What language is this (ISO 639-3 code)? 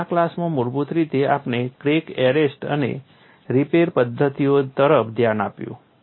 guj